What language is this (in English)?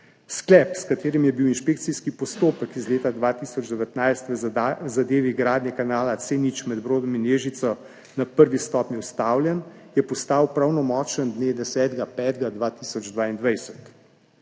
Slovenian